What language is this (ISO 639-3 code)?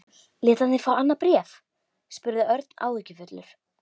isl